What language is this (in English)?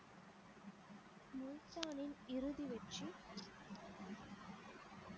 Tamil